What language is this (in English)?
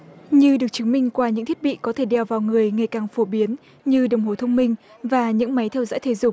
Vietnamese